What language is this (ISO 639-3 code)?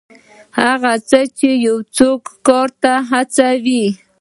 pus